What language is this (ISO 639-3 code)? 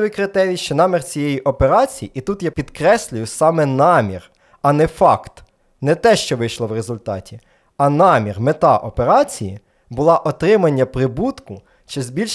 ukr